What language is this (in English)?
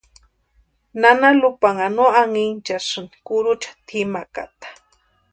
Western Highland Purepecha